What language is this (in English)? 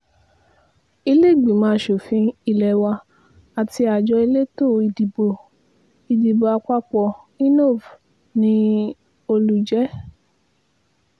Yoruba